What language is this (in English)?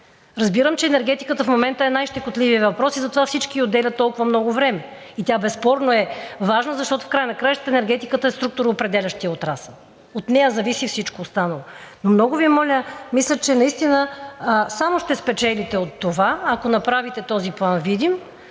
Bulgarian